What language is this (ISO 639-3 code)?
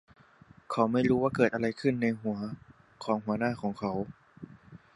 tha